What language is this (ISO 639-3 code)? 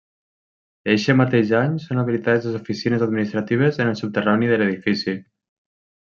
cat